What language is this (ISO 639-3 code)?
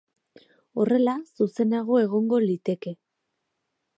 eus